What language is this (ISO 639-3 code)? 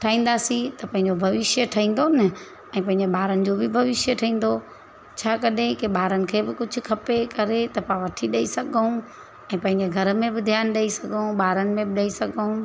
snd